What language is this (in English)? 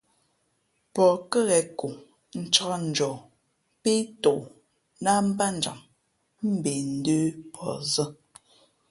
Fe'fe'